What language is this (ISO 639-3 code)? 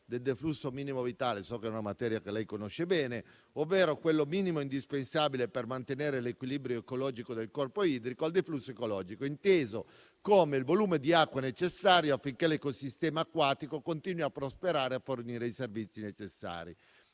ita